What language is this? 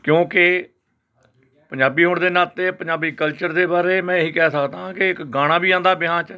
Punjabi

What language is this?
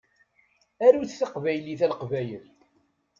Kabyle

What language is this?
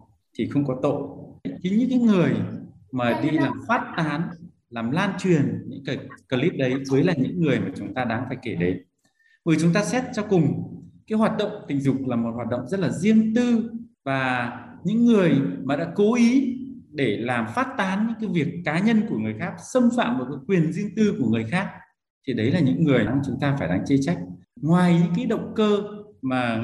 Vietnamese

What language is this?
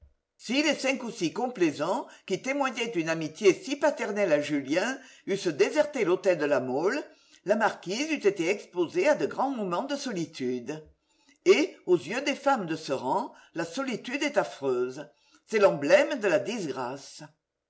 French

